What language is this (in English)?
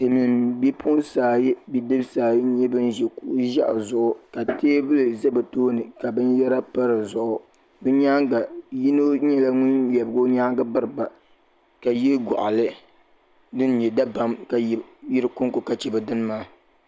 Dagbani